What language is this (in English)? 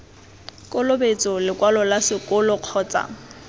Tswana